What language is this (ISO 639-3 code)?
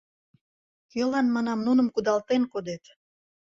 chm